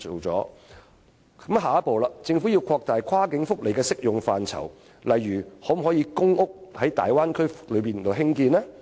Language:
Cantonese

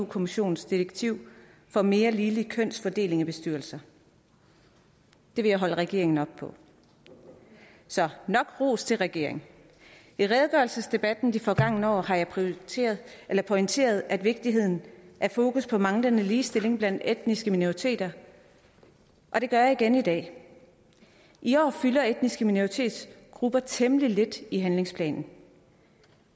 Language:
Danish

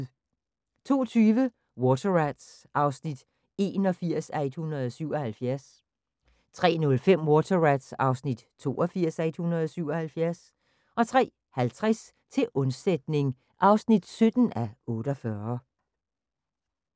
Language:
Danish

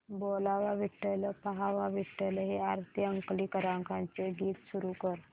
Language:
Marathi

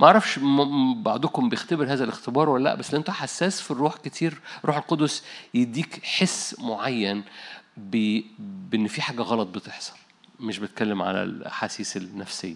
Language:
Arabic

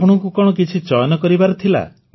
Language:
Odia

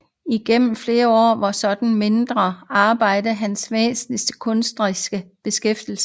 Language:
Danish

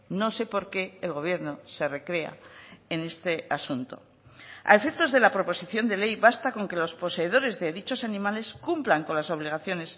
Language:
Spanish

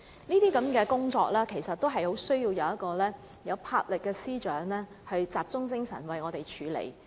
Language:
Cantonese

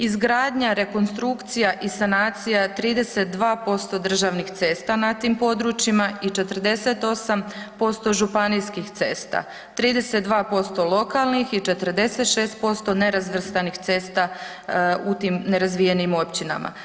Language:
Croatian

